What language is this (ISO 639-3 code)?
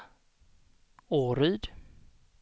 swe